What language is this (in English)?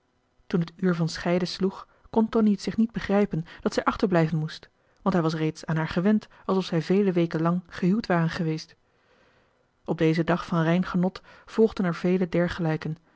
Dutch